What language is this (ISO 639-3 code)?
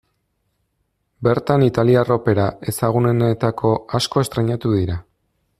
eus